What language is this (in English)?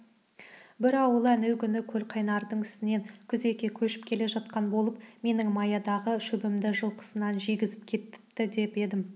Kazakh